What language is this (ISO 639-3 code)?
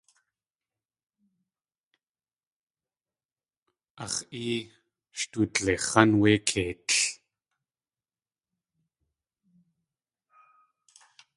tli